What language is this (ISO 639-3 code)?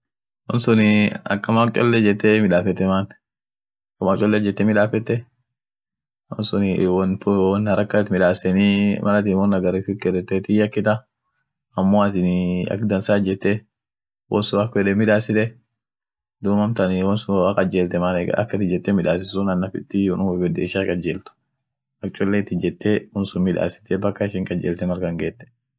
orc